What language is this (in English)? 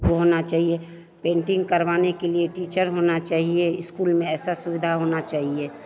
Hindi